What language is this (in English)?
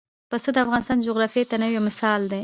Pashto